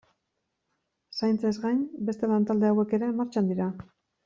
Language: Basque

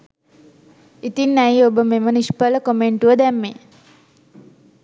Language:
Sinhala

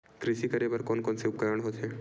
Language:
Chhattisgarhi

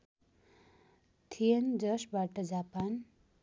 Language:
Nepali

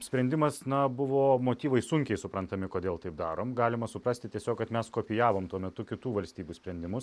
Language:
Lithuanian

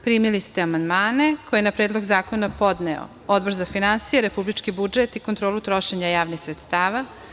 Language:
Serbian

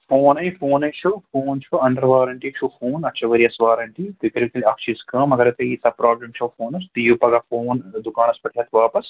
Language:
Kashmiri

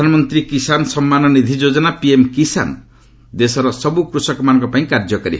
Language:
Odia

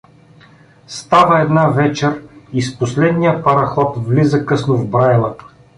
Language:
Bulgarian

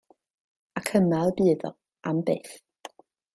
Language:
Welsh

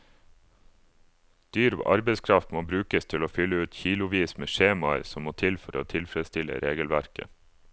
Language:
Norwegian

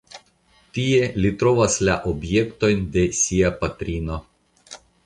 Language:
Esperanto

